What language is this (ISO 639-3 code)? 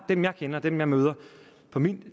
dan